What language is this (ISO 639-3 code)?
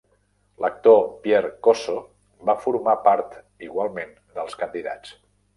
cat